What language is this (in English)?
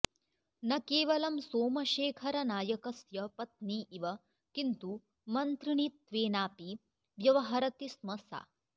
Sanskrit